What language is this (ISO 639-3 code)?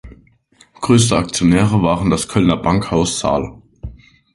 deu